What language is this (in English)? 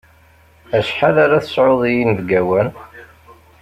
Kabyle